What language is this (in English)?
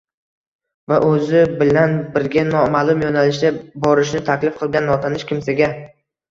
Uzbek